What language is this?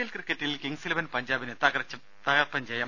Malayalam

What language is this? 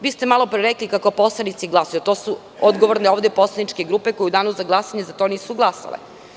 Serbian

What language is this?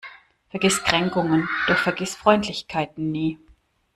German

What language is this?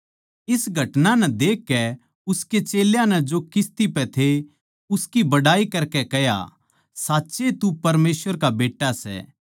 Haryanvi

